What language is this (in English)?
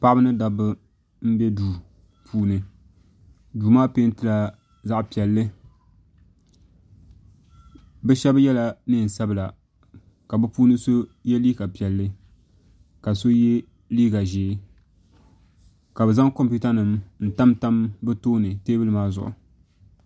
Dagbani